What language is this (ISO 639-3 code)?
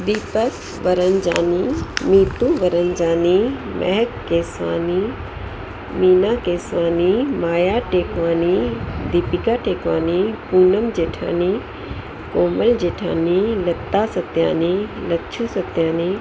snd